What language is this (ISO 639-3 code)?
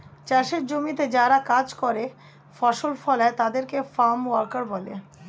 ben